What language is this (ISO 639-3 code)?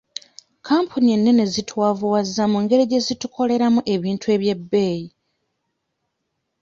lug